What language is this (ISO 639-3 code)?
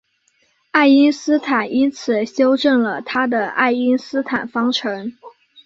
zho